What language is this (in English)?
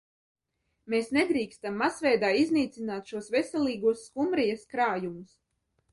Latvian